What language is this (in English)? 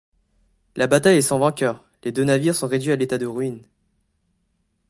French